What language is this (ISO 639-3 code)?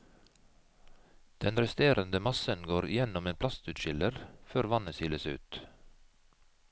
nor